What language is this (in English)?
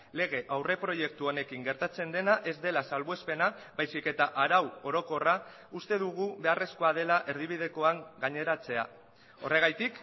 Basque